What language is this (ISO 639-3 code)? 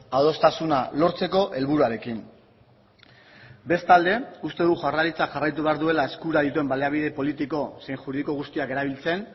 eus